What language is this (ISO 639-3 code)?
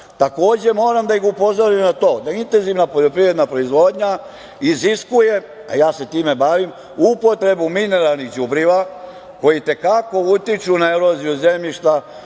srp